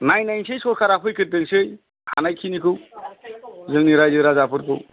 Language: Bodo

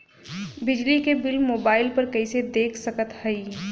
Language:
Bhojpuri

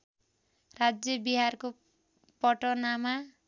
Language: Nepali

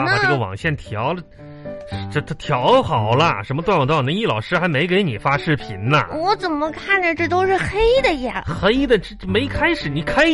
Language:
Chinese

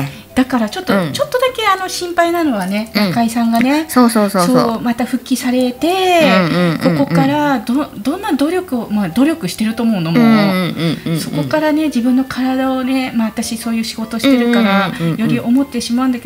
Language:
Japanese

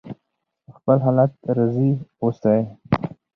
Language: Pashto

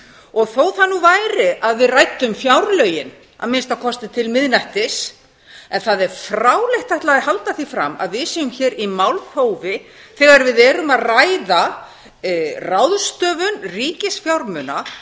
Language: Icelandic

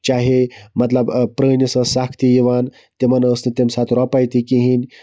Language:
Kashmiri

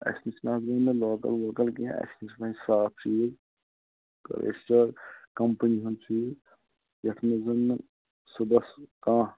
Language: Kashmiri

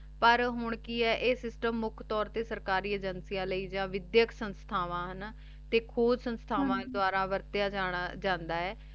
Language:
Punjabi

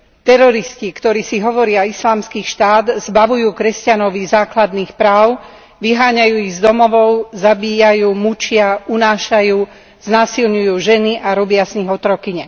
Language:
Slovak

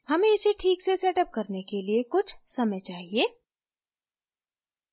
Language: Hindi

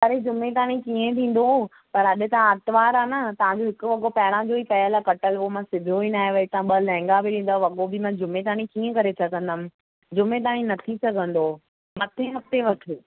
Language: Sindhi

